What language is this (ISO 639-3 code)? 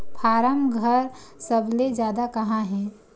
hne